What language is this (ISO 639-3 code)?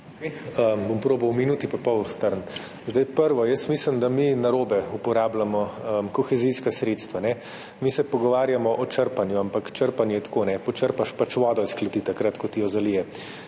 slv